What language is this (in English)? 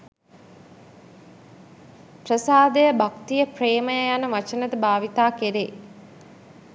Sinhala